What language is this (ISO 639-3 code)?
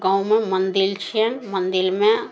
mai